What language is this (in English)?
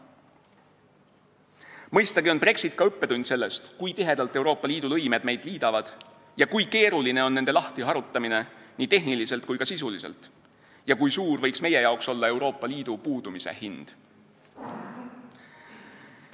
Estonian